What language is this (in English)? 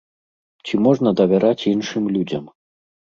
Belarusian